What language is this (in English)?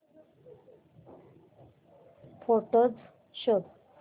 Marathi